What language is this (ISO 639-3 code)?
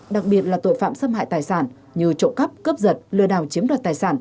vie